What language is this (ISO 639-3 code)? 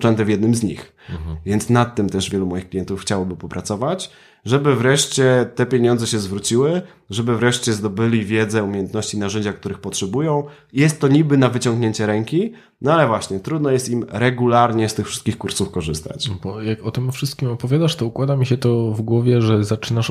pol